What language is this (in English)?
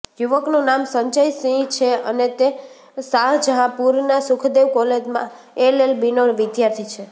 Gujarati